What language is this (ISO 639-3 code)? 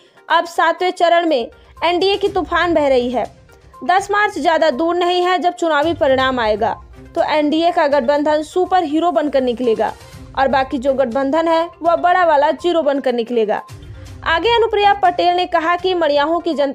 hin